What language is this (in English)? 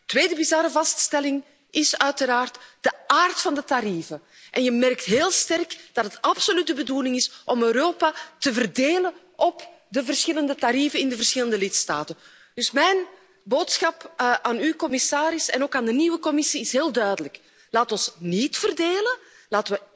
Dutch